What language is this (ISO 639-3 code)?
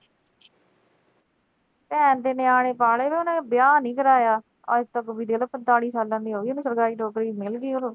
pan